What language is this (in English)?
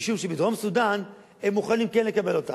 Hebrew